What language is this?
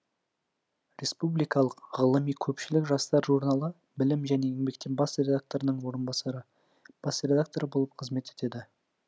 Kazakh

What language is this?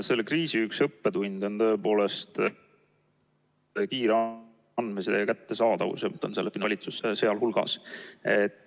Estonian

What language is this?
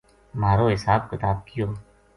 Gujari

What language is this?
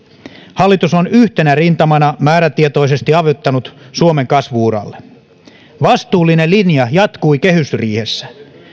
Finnish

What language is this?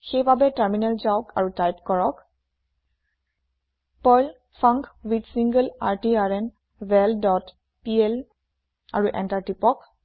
Assamese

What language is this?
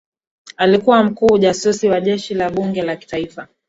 Swahili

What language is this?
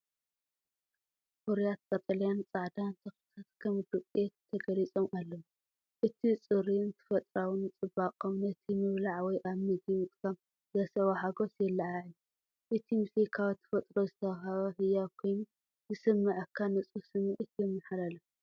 Tigrinya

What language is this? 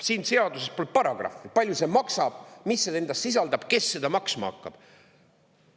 Estonian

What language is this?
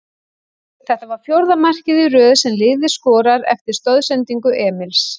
Icelandic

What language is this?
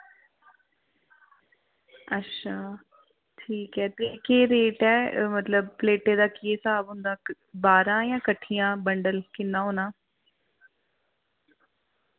Dogri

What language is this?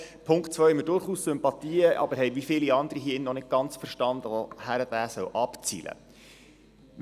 Swiss German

